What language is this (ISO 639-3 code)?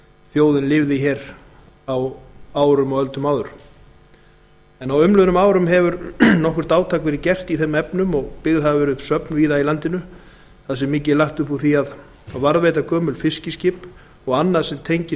isl